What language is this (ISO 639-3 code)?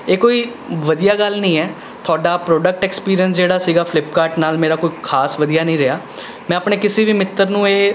pan